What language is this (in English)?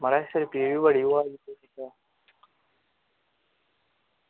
Dogri